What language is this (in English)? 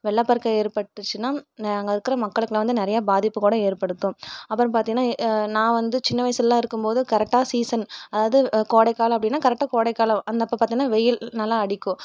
Tamil